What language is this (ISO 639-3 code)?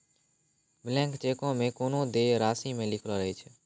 mai